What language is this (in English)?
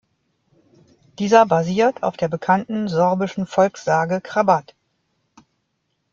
German